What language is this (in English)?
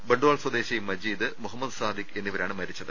Malayalam